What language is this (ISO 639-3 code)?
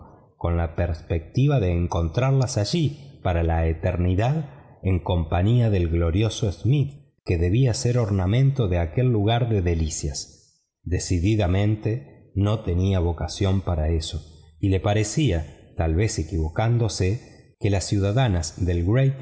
spa